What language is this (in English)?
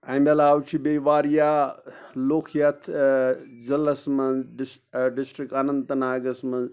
Kashmiri